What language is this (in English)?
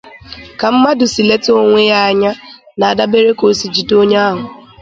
Igbo